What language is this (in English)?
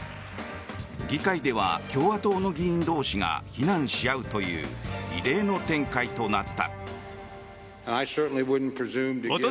Japanese